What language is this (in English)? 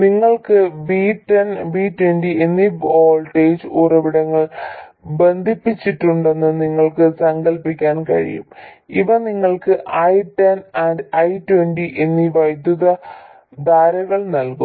Malayalam